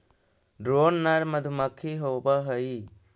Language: Magahi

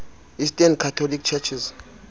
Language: Xhosa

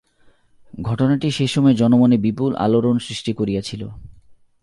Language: Bangla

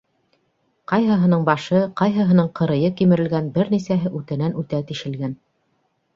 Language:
Bashkir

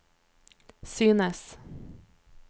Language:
Norwegian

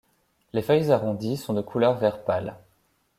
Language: French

